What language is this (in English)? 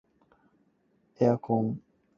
Cantonese